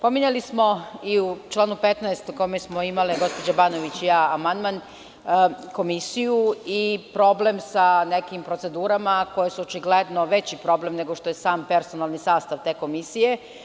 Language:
Serbian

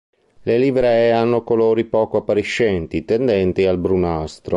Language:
Italian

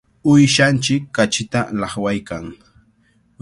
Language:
Cajatambo North Lima Quechua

